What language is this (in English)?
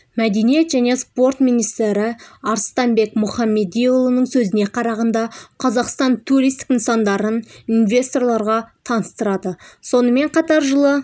Kazakh